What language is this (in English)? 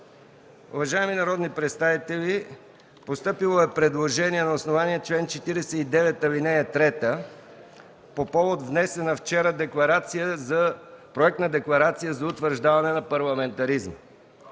Bulgarian